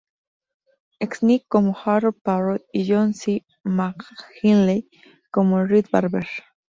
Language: Spanish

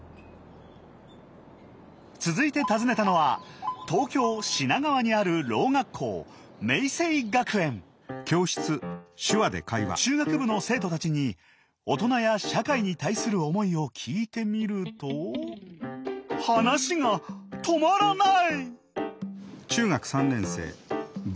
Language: Japanese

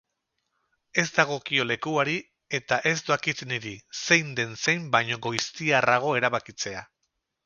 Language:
Basque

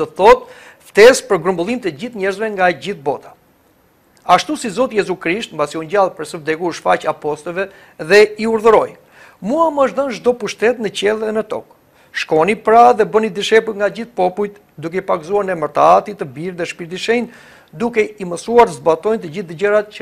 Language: Romanian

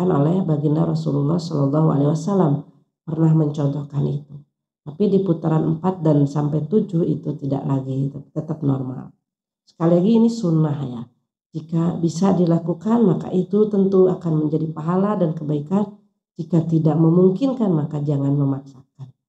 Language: Indonesian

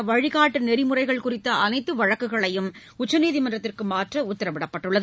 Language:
Tamil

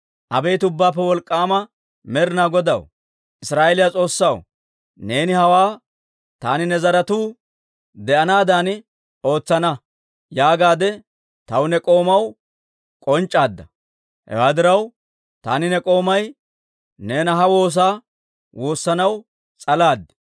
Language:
Dawro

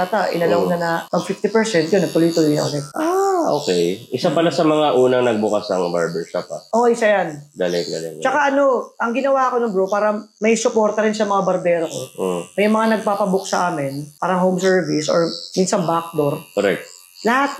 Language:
Filipino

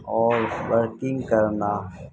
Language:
Urdu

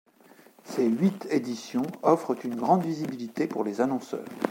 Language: French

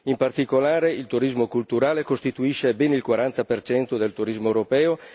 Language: Italian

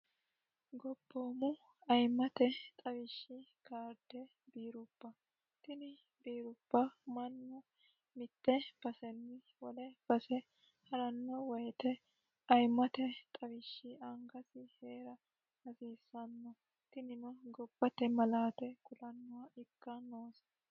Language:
Sidamo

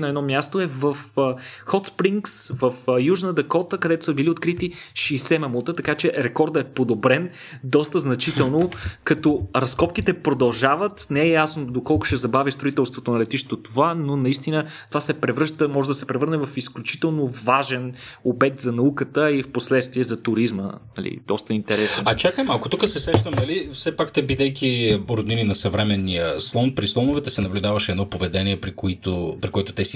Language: Bulgarian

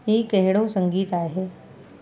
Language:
Sindhi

